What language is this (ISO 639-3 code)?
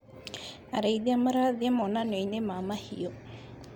kik